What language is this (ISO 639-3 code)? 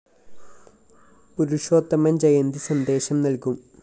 mal